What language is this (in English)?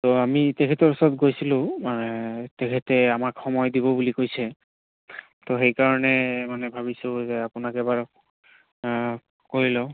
Assamese